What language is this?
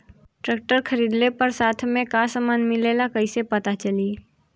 Bhojpuri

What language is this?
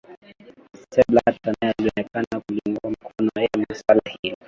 Swahili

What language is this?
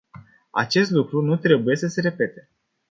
Romanian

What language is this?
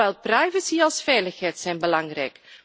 Dutch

